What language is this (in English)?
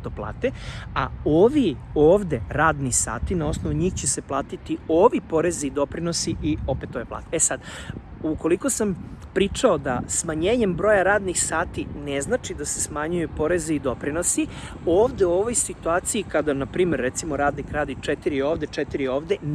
Serbian